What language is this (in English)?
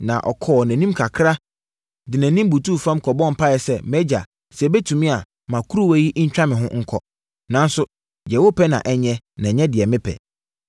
Akan